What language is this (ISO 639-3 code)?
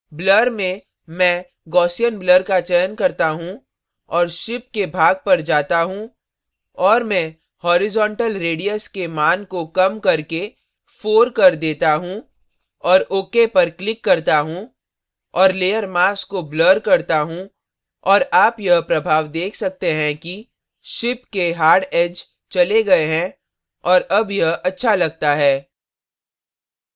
hin